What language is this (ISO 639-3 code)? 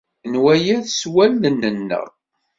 kab